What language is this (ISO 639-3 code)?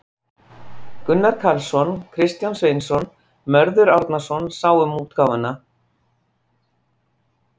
isl